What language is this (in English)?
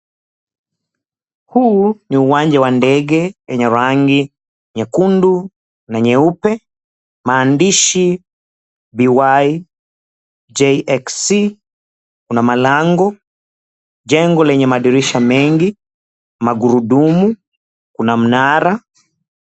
Swahili